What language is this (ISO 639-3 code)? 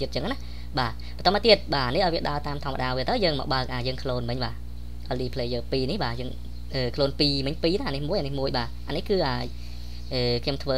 vie